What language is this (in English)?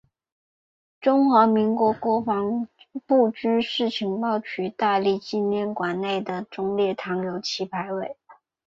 Chinese